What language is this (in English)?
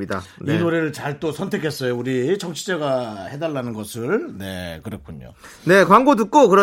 Korean